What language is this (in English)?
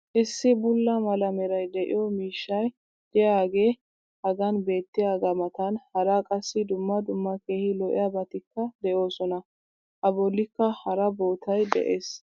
Wolaytta